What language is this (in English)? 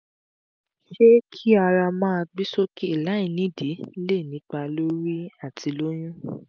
Yoruba